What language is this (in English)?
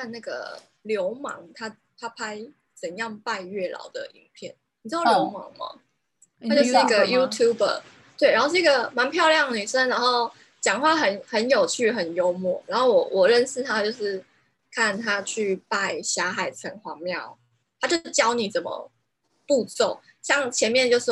Chinese